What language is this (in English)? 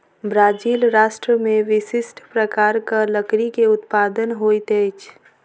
Maithili